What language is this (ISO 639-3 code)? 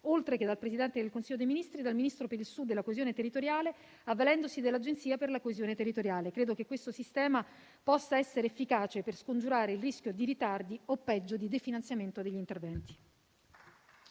ita